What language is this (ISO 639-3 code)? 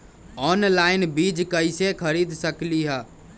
mag